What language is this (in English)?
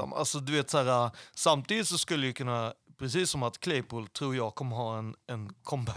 Swedish